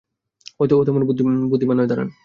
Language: Bangla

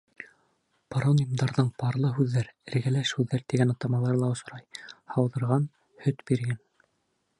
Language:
Bashkir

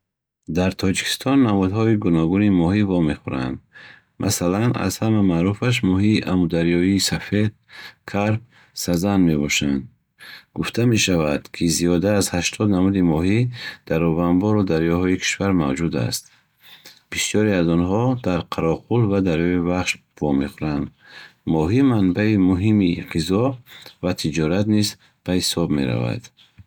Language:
Bukharic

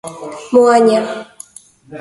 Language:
Galician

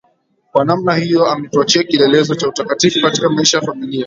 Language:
Swahili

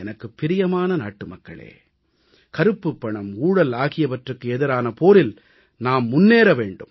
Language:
Tamil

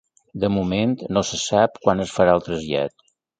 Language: Catalan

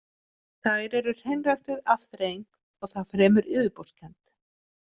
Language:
Icelandic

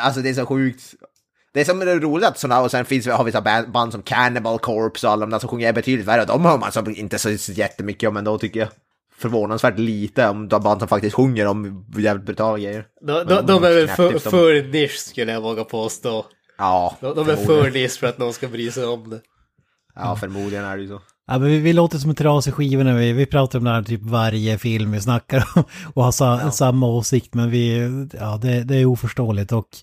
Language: Swedish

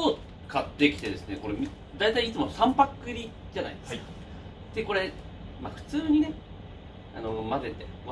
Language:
Japanese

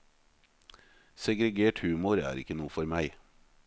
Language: Norwegian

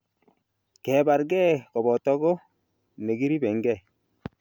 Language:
Kalenjin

